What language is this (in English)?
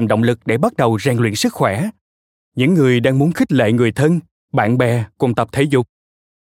Vietnamese